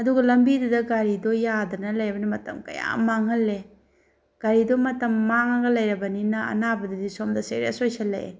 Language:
Manipuri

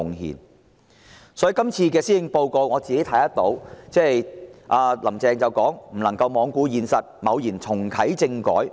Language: Cantonese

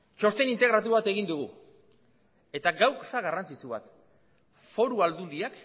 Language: Basque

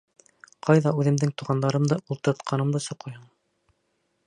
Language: Bashkir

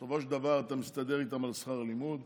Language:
Hebrew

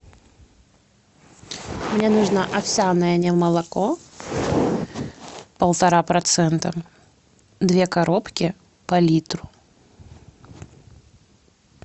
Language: Russian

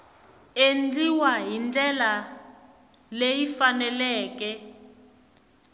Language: Tsonga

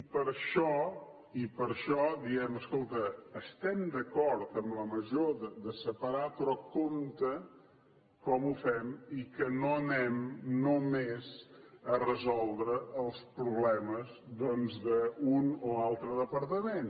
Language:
Catalan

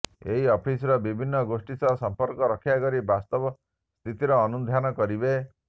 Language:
Odia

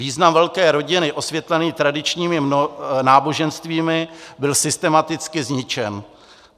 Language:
Czech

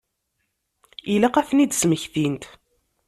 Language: Kabyle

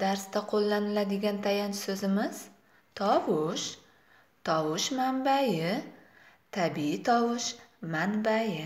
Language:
Turkish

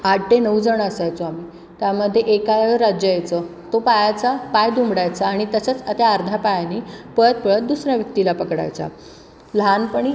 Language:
Marathi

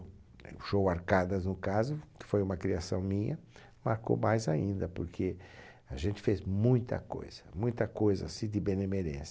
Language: Portuguese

